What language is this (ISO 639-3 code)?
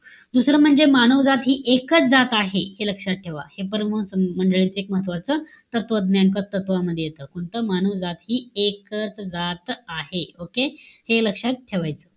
mar